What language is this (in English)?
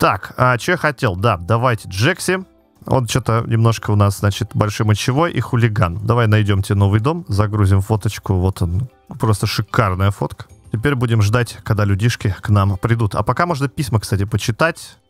Russian